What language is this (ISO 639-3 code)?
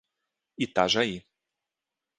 por